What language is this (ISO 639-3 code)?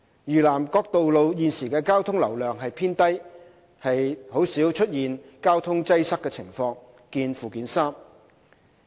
yue